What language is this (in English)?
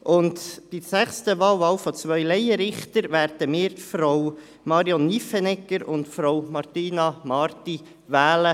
Swiss German